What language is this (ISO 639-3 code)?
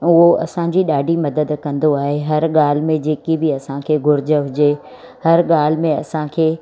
snd